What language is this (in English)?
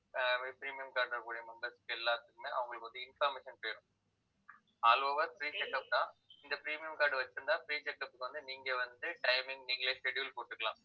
Tamil